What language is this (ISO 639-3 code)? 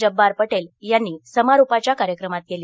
mar